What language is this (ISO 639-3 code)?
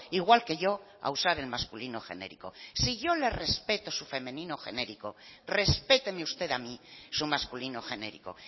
spa